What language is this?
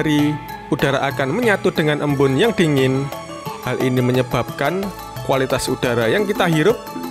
Indonesian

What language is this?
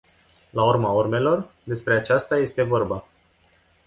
Romanian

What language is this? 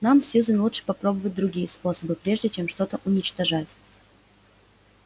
Russian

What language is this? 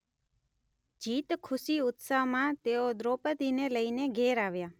Gujarati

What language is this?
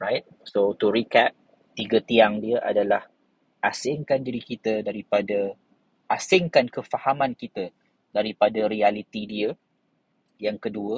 Malay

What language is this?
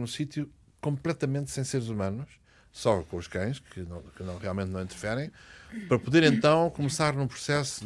Portuguese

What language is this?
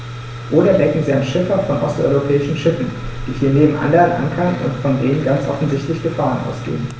German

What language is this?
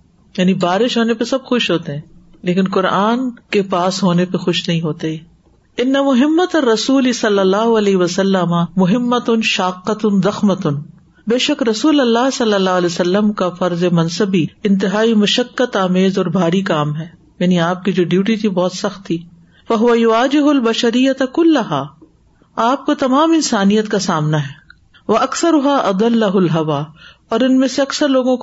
Urdu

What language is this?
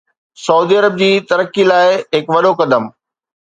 Sindhi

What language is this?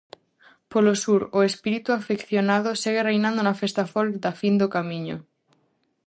Galician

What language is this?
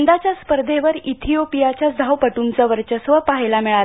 Marathi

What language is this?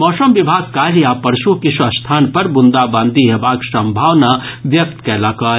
Maithili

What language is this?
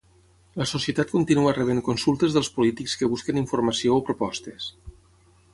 Catalan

